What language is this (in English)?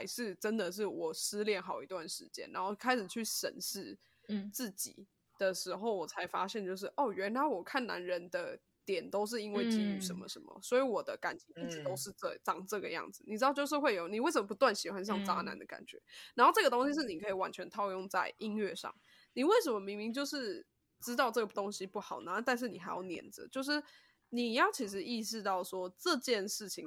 Chinese